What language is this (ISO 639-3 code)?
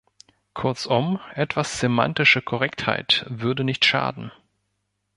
deu